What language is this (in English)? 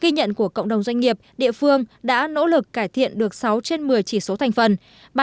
Vietnamese